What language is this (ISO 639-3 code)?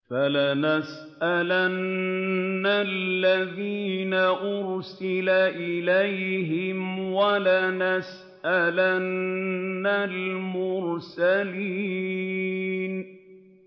ara